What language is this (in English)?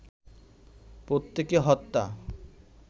Bangla